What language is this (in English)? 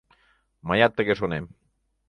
Mari